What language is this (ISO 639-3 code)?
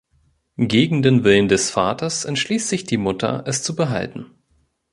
deu